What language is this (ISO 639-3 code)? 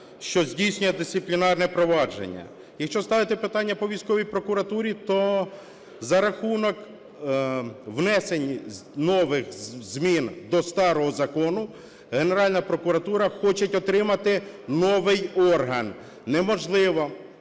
ukr